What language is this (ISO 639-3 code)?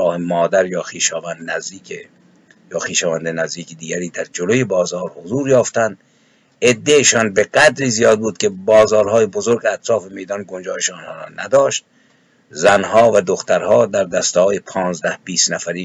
fas